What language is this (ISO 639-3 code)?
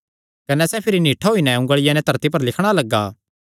xnr